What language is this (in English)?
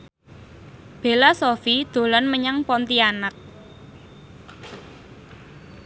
Javanese